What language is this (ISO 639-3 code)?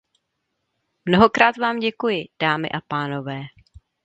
ces